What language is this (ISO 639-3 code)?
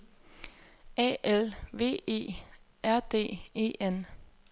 dan